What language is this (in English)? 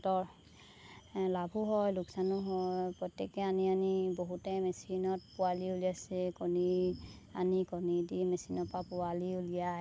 Assamese